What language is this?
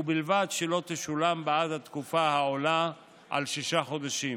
Hebrew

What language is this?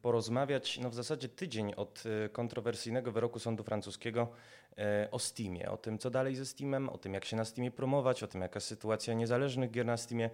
Polish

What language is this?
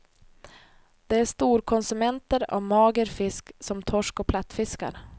Swedish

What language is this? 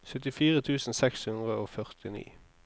Norwegian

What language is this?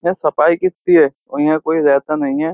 Hindi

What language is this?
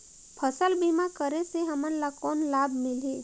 Chhattisgarhi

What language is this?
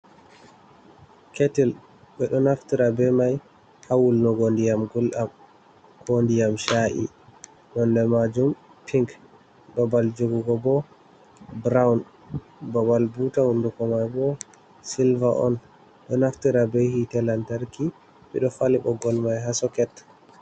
Fula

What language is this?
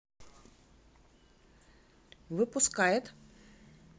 Russian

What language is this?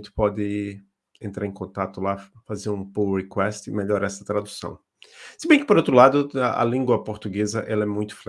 Portuguese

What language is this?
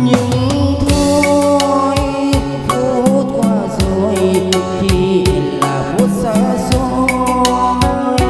Vietnamese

